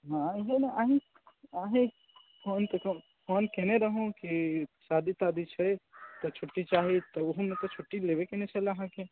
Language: Maithili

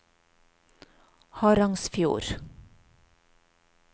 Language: Norwegian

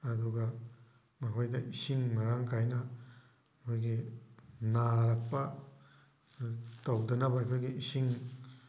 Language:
Manipuri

